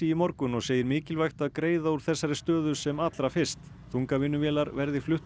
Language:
Icelandic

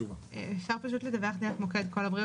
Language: Hebrew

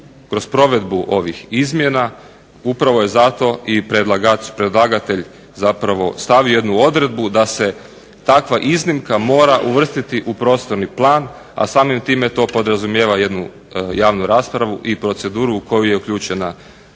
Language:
Croatian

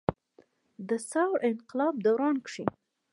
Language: Pashto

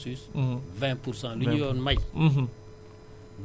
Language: Wolof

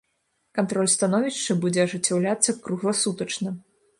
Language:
Belarusian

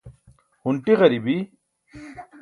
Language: Burushaski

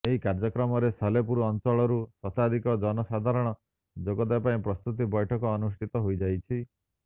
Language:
Odia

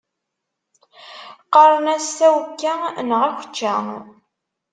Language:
Kabyle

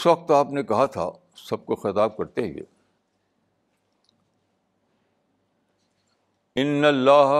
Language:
Urdu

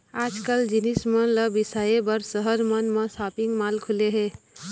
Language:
Chhattisgarhi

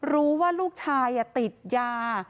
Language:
Thai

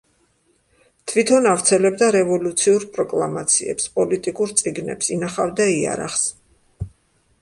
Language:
Georgian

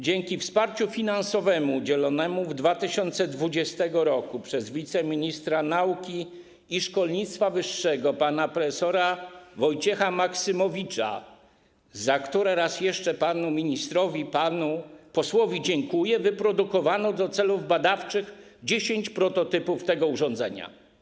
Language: Polish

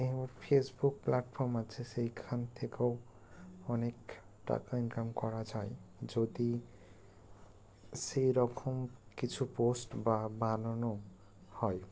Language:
Bangla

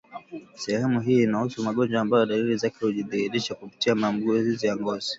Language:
Swahili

